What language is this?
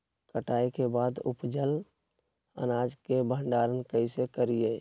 Magahi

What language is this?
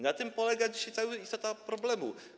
Polish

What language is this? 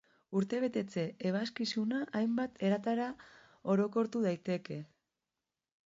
Basque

